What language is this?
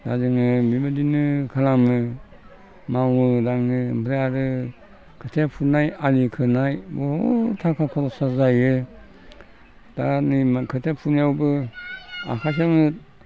Bodo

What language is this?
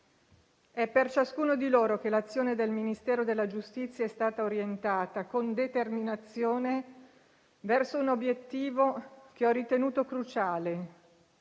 Italian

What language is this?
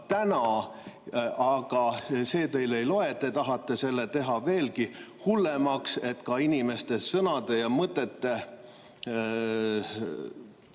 Estonian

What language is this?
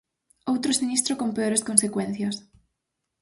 Galician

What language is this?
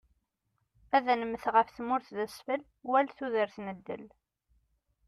Kabyle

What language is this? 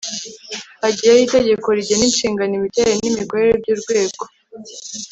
Kinyarwanda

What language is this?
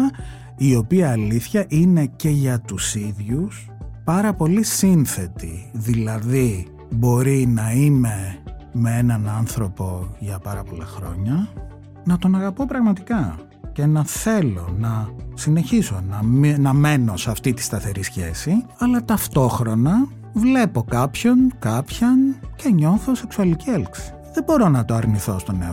Greek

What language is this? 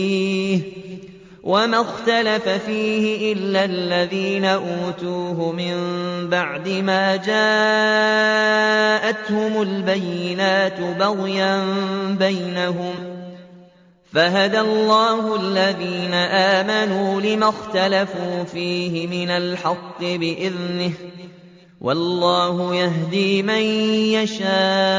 Arabic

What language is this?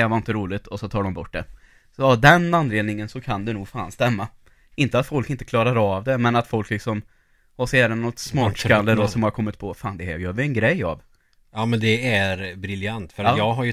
Swedish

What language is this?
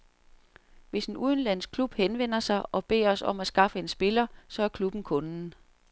Danish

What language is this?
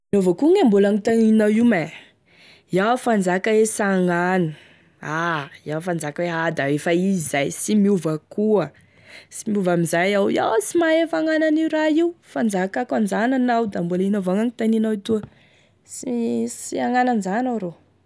Tesaka Malagasy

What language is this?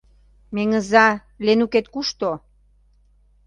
Mari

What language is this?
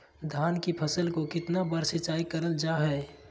Magahi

